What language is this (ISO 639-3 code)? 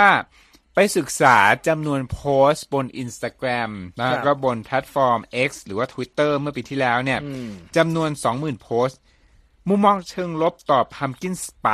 tha